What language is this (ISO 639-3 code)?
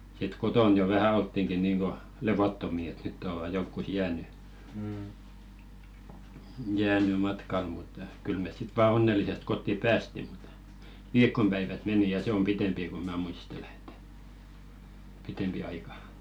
fin